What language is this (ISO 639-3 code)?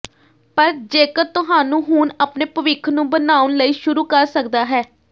pan